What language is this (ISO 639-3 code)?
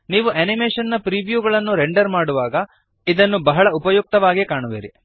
kan